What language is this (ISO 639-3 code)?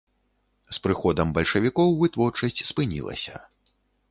bel